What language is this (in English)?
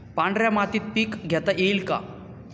Marathi